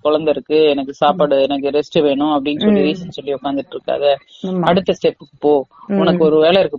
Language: Tamil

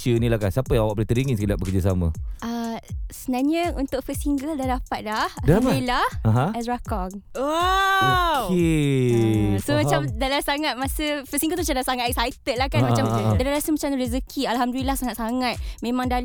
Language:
Malay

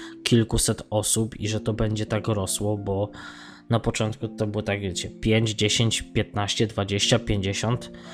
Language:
Polish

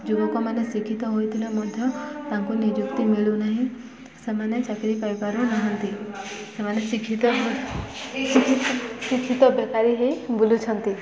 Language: Odia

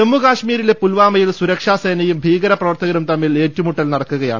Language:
Malayalam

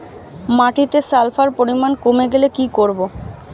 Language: Bangla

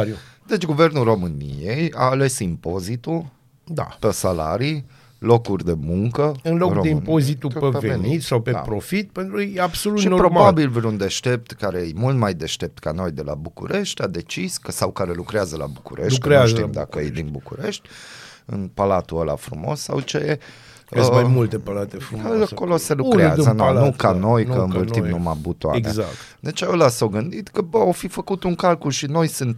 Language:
Romanian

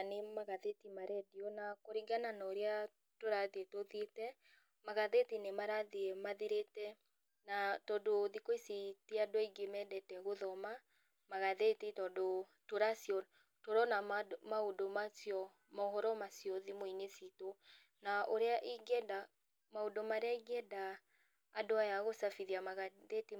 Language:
Kikuyu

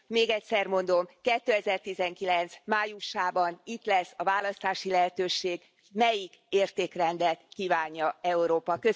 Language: Hungarian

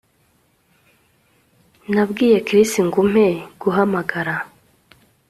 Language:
Kinyarwanda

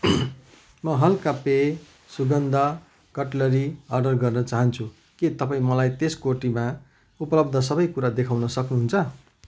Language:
Nepali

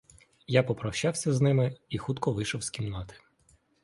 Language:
Ukrainian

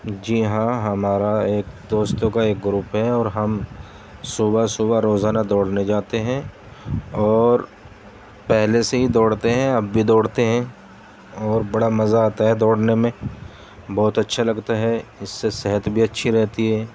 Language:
Urdu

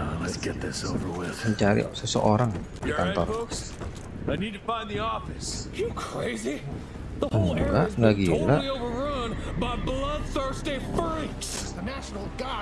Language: Indonesian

